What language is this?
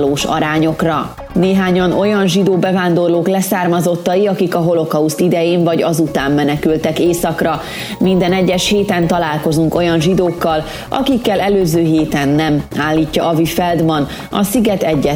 Hungarian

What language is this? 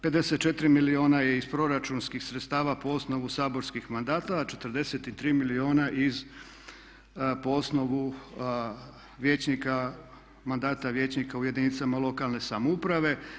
Croatian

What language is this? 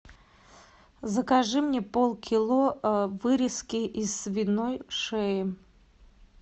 Russian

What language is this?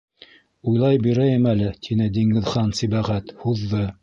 Bashkir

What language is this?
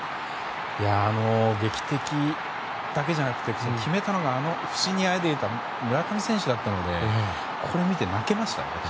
Japanese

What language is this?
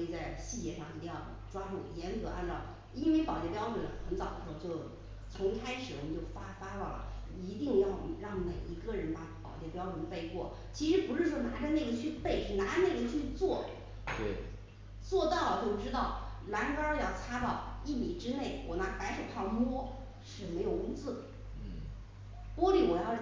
Chinese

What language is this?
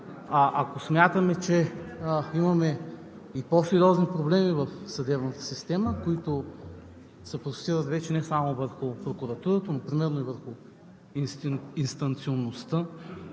Bulgarian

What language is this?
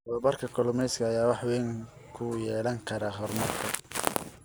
Somali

